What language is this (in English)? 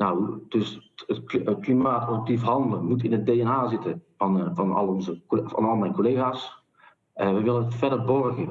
Dutch